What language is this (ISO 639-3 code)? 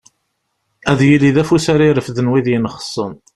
kab